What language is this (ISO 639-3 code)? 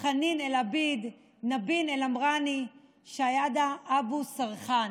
heb